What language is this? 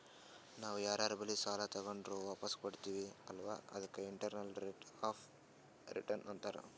Kannada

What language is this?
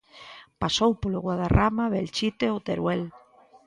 Galician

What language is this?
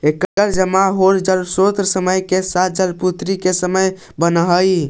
Magahi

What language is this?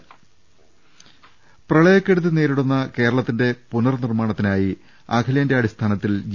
Malayalam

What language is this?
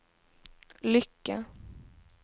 Swedish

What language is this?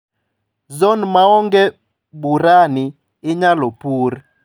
Luo (Kenya and Tanzania)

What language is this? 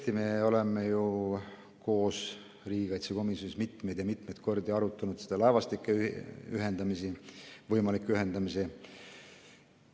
Estonian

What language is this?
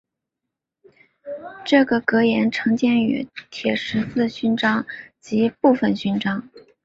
Chinese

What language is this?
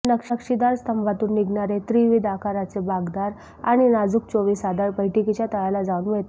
Marathi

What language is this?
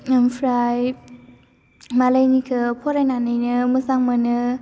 Bodo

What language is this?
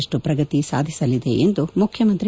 Kannada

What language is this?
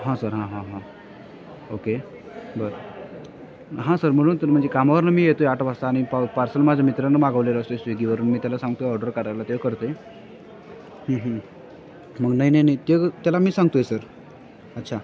Marathi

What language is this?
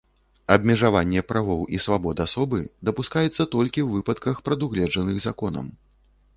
Belarusian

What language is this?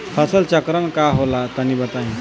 Bhojpuri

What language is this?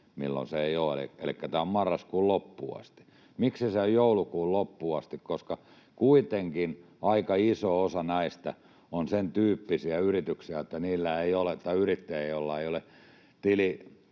Finnish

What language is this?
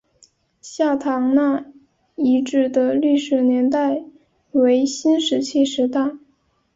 Chinese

